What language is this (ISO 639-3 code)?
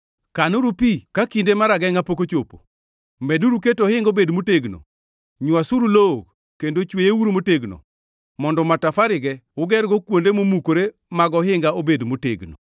luo